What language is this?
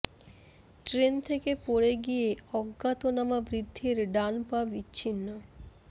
Bangla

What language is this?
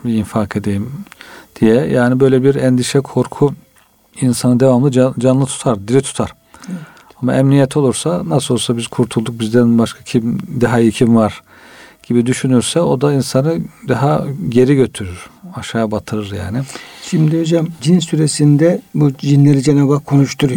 Turkish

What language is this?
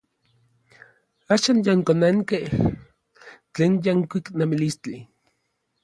Orizaba Nahuatl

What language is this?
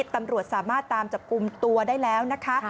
Thai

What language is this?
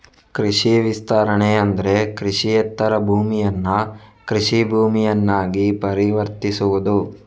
Kannada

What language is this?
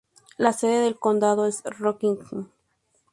Spanish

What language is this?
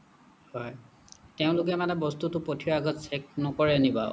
Assamese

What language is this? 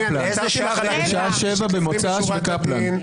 Hebrew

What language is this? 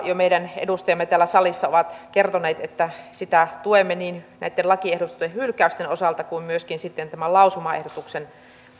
Finnish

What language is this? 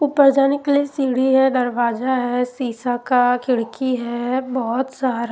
Hindi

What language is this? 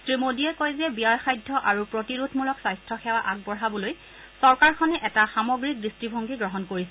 Assamese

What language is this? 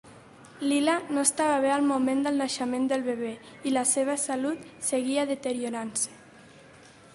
Catalan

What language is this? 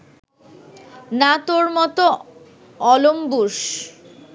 Bangla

